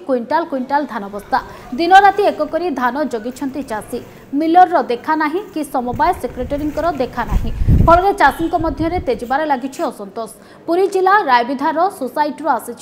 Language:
Hindi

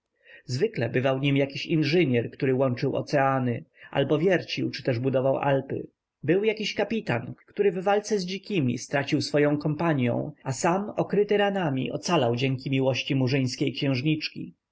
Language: Polish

